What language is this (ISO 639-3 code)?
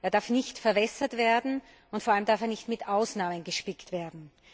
deu